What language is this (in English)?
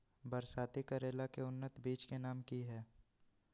Magahi